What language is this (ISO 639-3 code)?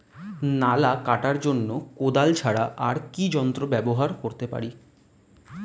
ben